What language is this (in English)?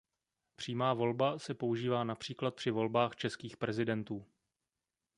Czech